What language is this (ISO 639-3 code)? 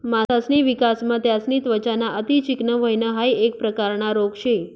mar